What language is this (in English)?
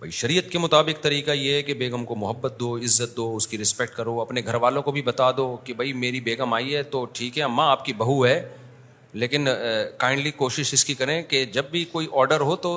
Urdu